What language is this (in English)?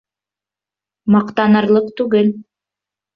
Bashkir